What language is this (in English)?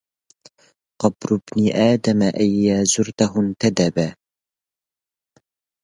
Arabic